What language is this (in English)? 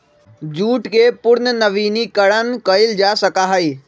Magahi